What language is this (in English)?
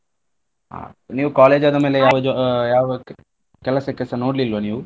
Kannada